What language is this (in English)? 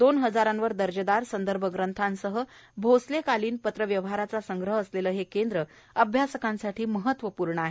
Marathi